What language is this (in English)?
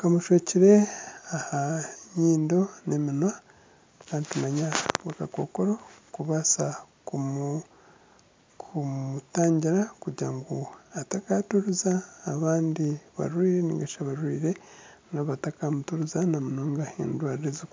Nyankole